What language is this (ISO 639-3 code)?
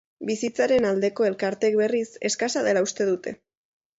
eus